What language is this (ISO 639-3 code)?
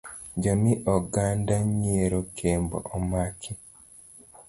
luo